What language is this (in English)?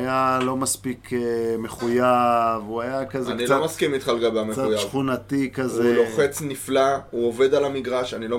Hebrew